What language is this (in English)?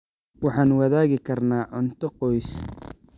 Somali